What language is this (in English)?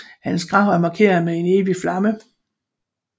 Danish